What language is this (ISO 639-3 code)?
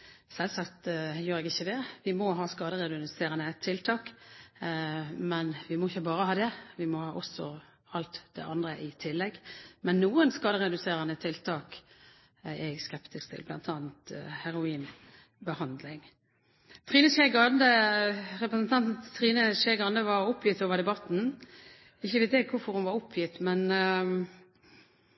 nob